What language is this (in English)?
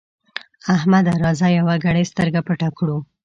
Pashto